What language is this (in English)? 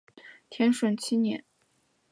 Chinese